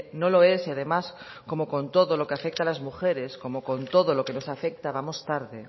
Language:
Spanish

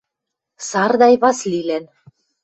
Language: Western Mari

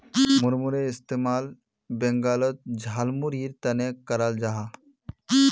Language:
Magahi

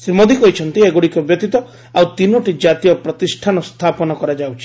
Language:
Odia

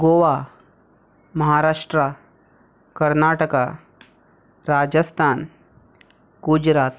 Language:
Konkani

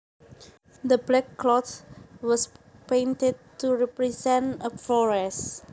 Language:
Javanese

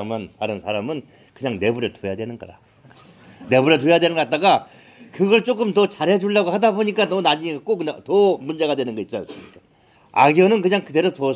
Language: Korean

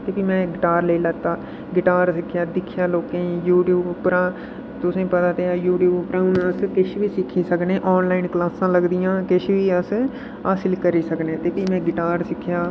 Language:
Dogri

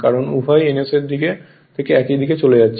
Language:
Bangla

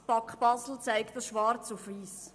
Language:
Swiss German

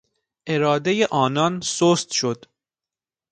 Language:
Persian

